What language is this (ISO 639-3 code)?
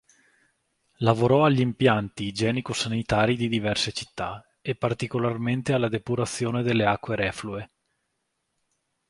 ita